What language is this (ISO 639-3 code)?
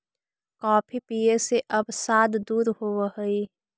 mag